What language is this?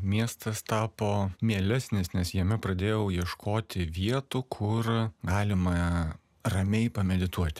Lithuanian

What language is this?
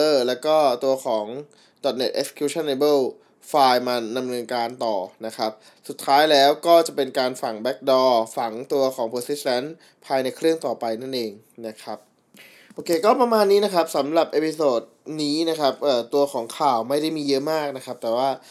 Thai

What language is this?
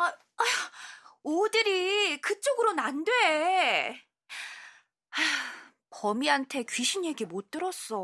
Korean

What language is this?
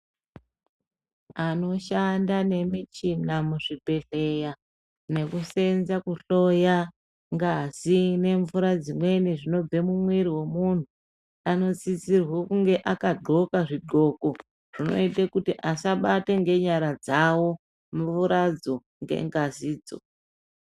Ndau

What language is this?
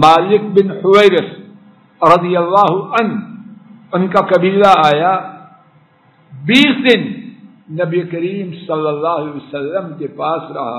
Arabic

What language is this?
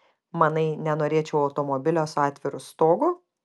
Lithuanian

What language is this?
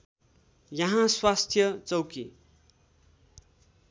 Nepali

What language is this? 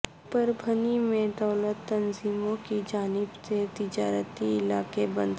Urdu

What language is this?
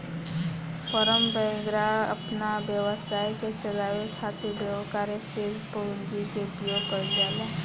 Bhojpuri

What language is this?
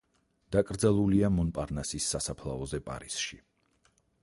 Georgian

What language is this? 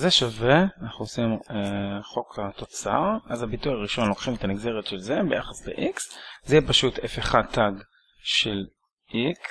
Hebrew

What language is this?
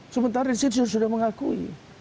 Indonesian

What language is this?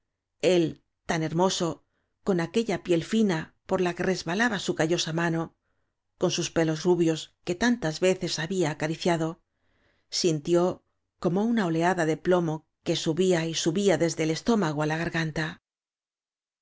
Spanish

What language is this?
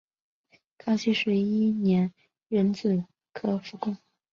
Chinese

